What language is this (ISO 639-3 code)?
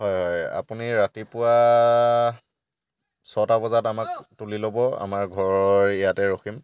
asm